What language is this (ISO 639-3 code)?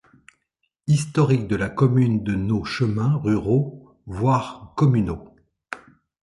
fra